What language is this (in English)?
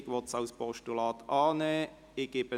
Swiss German